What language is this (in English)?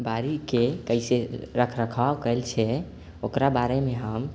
Maithili